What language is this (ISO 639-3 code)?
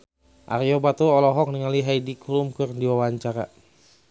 sun